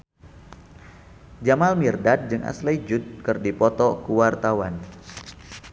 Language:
Sundanese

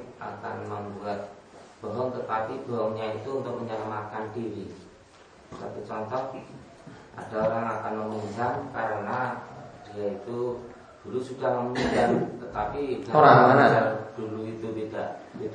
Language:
Indonesian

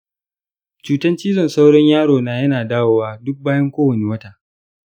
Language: Hausa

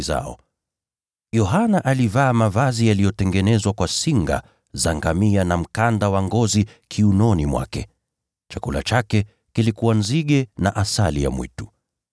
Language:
Swahili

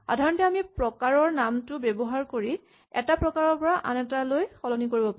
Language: Assamese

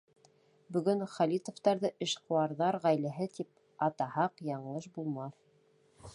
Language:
Bashkir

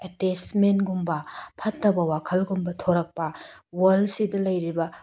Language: Manipuri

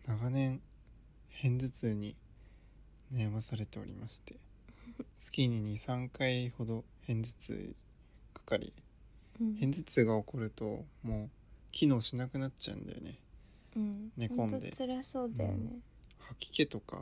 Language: Japanese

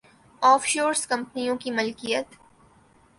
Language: Urdu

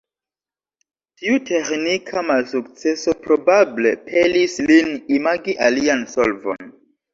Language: Esperanto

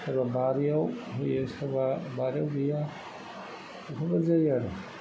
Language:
Bodo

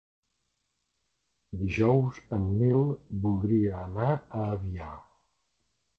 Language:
Catalan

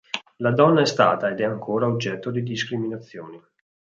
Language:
Italian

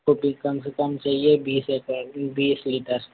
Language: Hindi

